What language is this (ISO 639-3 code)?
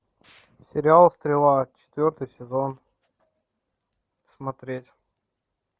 rus